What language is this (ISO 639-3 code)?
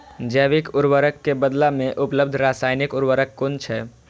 mai